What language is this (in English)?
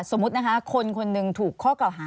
Thai